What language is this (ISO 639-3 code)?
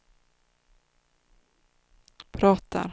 swe